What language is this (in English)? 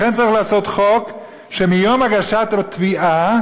Hebrew